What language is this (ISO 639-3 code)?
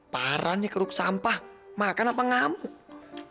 ind